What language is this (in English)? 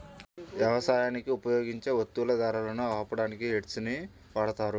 Telugu